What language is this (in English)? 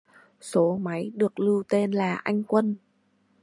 Vietnamese